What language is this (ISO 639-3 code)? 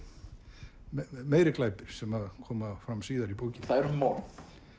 isl